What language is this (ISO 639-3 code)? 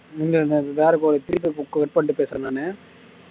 tam